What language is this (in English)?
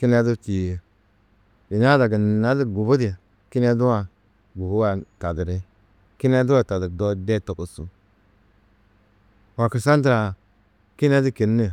Tedaga